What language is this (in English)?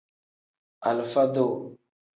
Tem